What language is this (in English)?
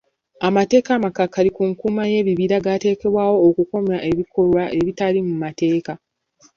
Ganda